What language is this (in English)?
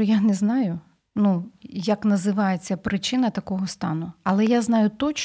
Ukrainian